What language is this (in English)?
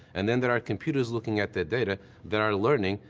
English